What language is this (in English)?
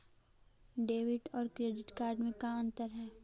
Magahi